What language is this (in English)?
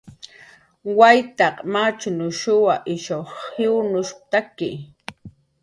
Jaqaru